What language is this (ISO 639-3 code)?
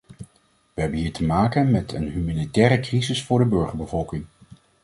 nld